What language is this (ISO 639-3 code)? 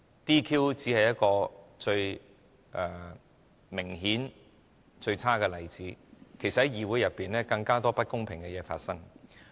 yue